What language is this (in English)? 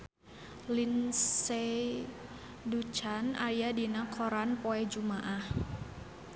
Sundanese